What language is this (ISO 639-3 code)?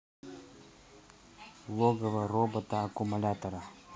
rus